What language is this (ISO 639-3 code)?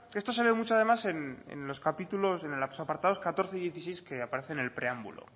spa